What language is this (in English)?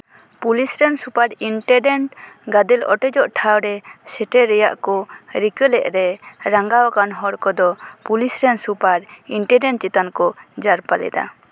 Santali